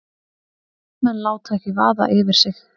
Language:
Icelandic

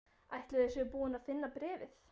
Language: Icelandic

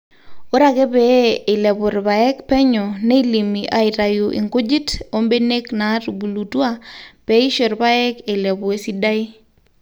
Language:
Masai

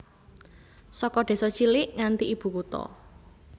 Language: Javanese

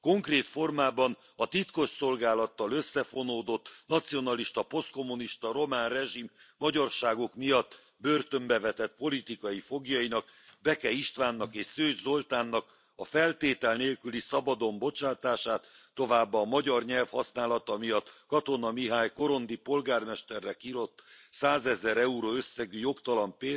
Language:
Hungarian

